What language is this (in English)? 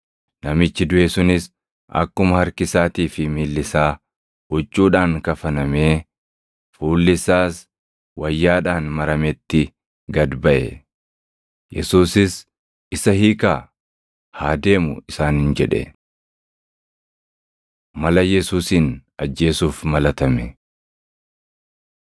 Oromo